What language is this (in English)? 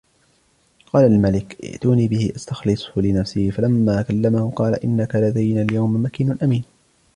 Arabic